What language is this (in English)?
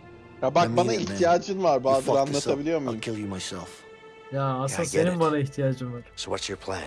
Turkish